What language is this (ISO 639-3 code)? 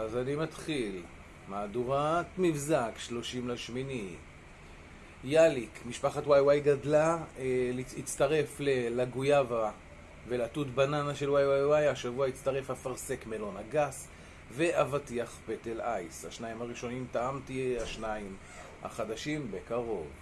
heb